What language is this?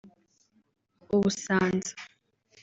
Kinyarwanda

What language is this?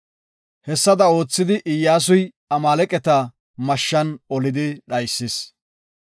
Gofa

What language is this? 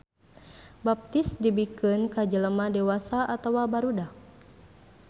Sundanese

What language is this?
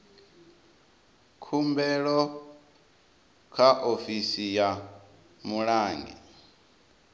Venda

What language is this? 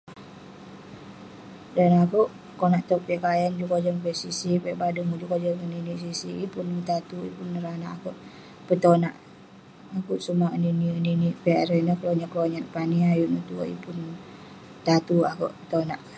Western Penan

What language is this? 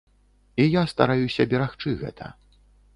Belarusian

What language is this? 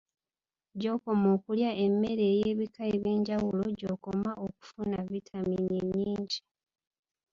Ganda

